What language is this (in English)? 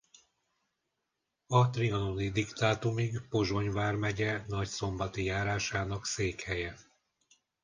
Hungarian